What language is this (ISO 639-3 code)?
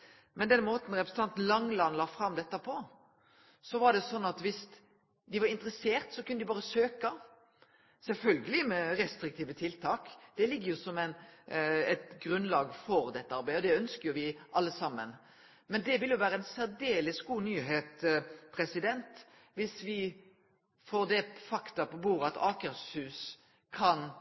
nno